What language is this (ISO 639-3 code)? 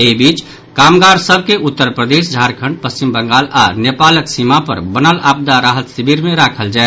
mai